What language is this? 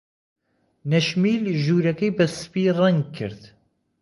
Central Kurdish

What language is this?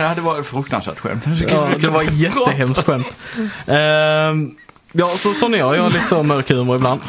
Swedish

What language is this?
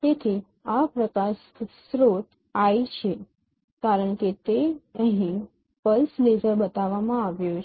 Gujarati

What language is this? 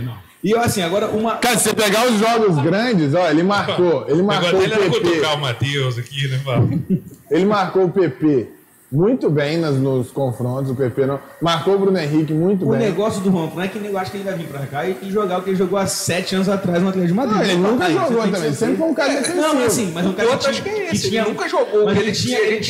Portuguese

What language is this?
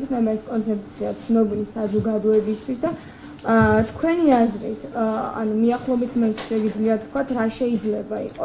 Romanian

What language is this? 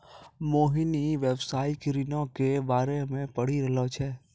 Maithili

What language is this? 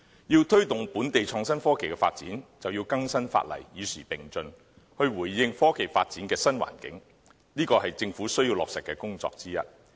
Cantonese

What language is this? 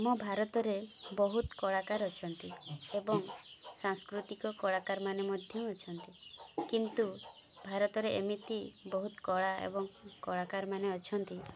Odia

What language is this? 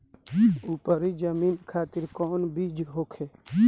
Bhojpuri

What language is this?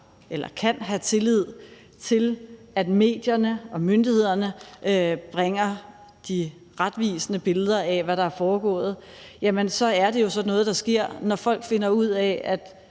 Danish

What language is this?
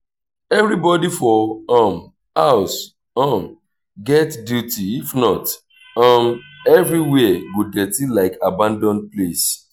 Nigerian Pidgin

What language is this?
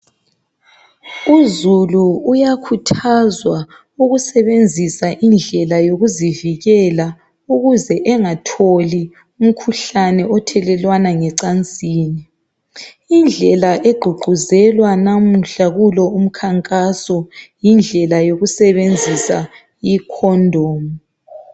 North Ndebele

